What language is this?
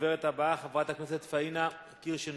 Hebrew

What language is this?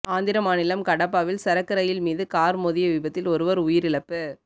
Tamil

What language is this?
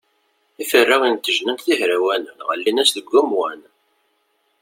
Kabyle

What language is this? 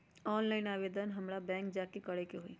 Magahi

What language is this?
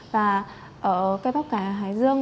Vietnamese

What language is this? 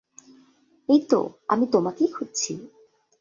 Bangla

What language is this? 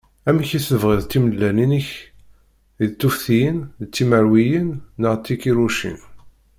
Kabyle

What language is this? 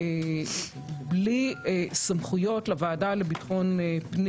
Hebrew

